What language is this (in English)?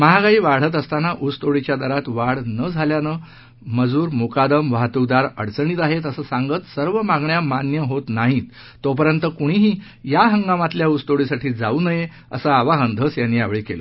Marathi